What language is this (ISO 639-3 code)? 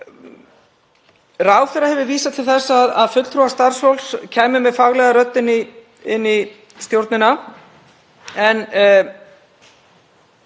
isl